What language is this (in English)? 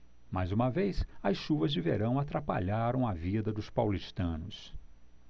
Portuguese